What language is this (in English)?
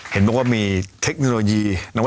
Thai